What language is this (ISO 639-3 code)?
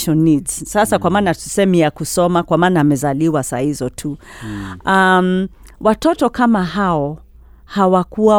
swa